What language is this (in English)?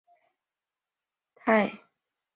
Chinese